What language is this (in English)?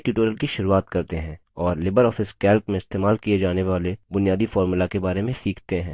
Hindi